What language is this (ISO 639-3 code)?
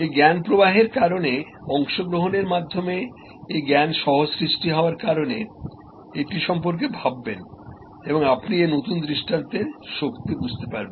ben